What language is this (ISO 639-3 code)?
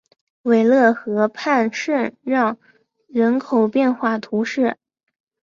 zho